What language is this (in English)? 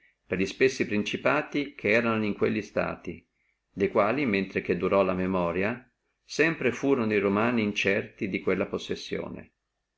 Italian